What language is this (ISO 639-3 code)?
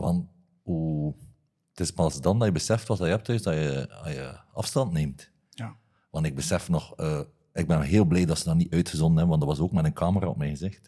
nld